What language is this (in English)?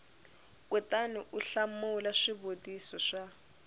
Tsonga